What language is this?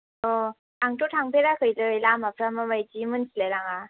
Bodo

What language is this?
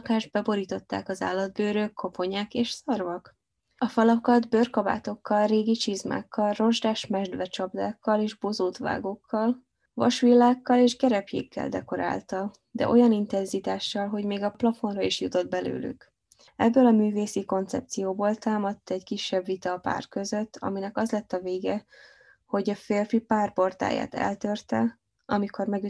Hungarian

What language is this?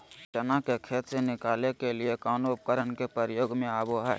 Magahi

